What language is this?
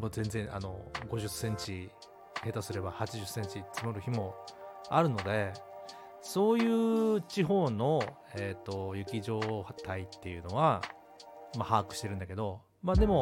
Japanese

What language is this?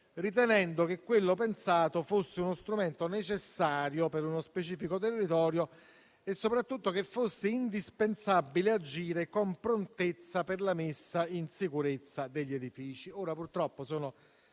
Italian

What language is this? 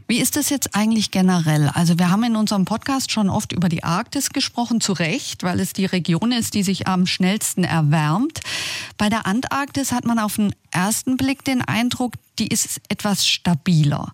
German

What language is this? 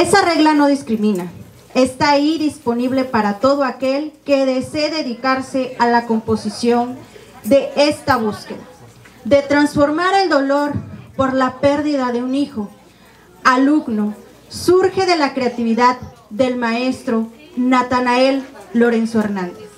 Spanish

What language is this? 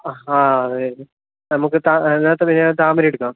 Malayalam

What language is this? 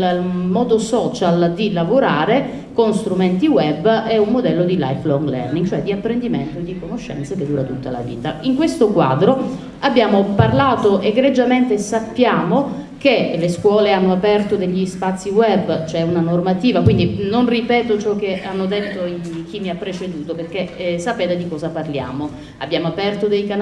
Italian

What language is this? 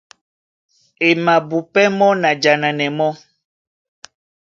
Duala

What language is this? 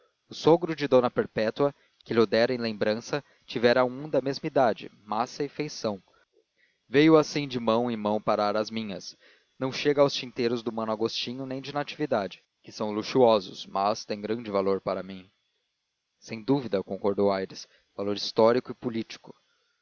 Portuguese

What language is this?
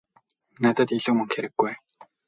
Mongolian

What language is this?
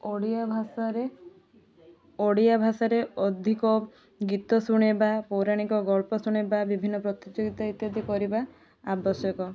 Odia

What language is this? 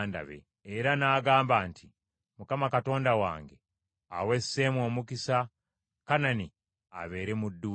Ganda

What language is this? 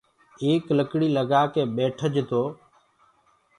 Gurgula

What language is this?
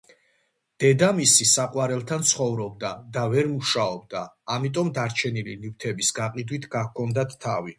Georgian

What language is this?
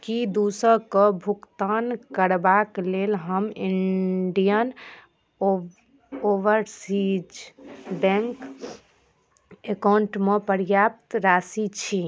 Maithili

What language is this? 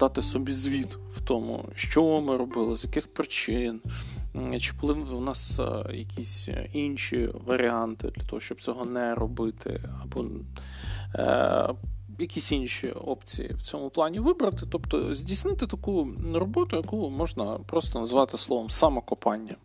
Ukrainian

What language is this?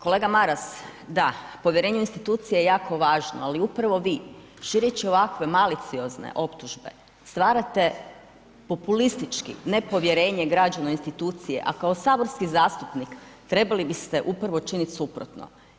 Croatian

